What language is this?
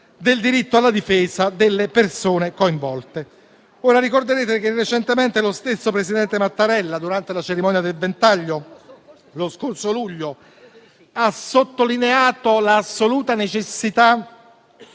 Italian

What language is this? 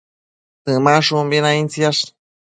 Matsés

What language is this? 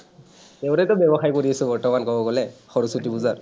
Assamese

